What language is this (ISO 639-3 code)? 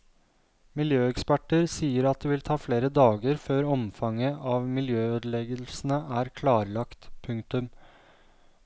nor